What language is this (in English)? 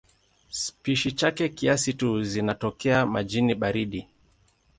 Swahili